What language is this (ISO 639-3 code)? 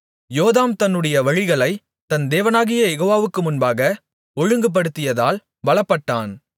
tam